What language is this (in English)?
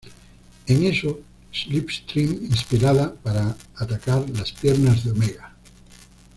Spanish